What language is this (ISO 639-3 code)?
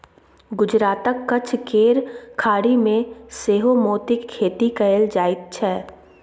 mai